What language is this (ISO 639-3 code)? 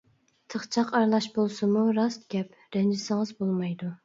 uig